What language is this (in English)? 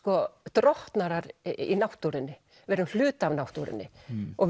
Icelandic